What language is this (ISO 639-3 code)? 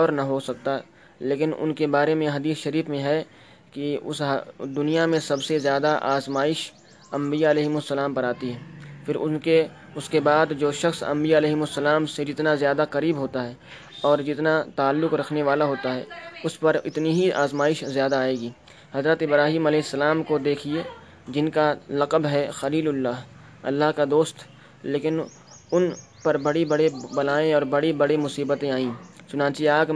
urd